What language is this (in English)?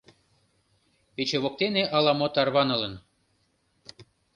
Mari